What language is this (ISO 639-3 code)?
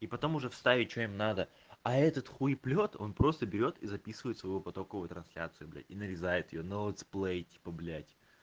rus